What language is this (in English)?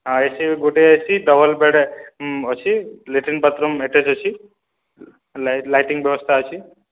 Odia